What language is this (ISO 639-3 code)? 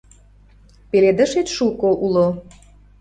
chm